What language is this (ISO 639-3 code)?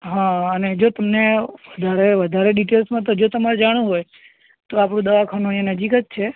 guj